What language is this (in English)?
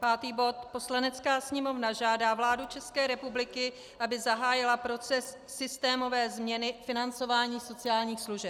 Czech